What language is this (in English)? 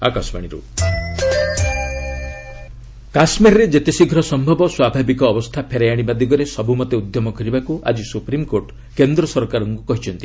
Odia